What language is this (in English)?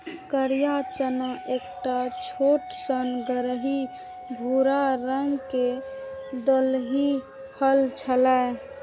Maithili